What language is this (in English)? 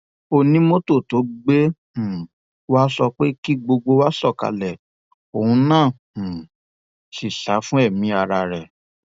Yoruba